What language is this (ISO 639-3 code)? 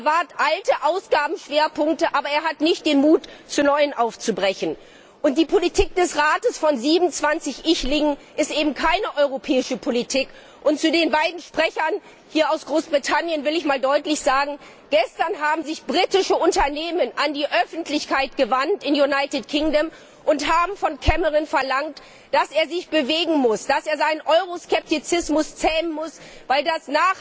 deu